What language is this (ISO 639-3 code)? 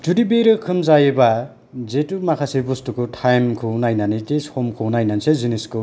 brx